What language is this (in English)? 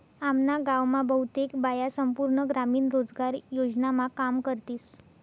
Marathi